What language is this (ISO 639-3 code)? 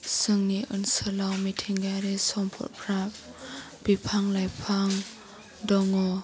brx